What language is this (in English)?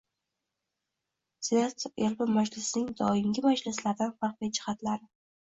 Uzbek